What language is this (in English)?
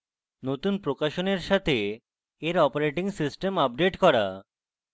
Bangla